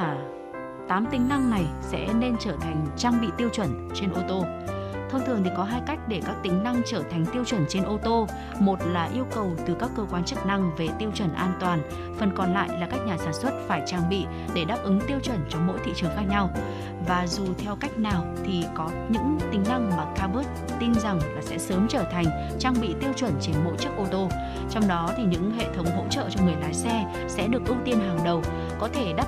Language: Vietnamese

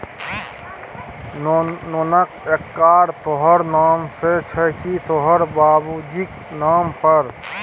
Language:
Maithili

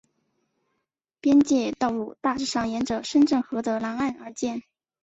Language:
Chinese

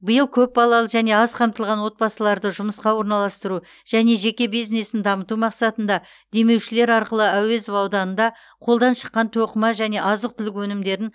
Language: Kazakh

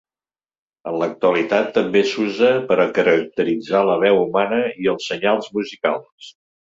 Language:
Catalan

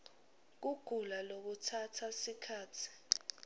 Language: Swati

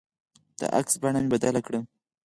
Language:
Pashto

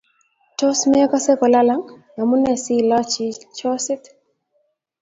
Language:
Kalenjin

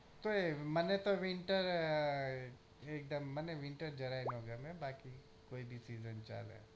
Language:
Gujarati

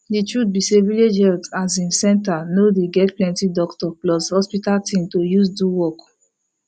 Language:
Nigerian Pidgin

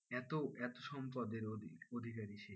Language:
Bangla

